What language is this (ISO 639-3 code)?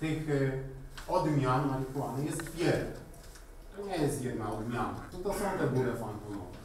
pol